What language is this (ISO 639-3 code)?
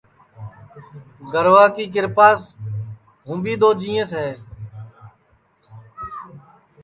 ssi